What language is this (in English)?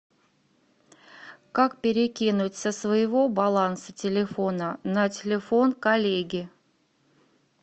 Russian